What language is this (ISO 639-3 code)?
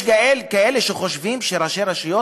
heb